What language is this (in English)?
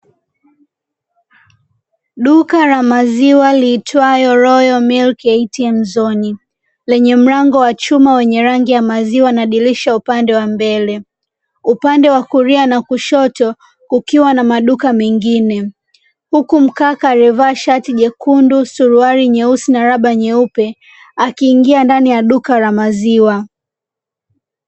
Swahili